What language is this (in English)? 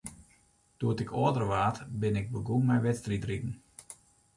Western Frisian